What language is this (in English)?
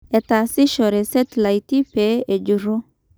Masai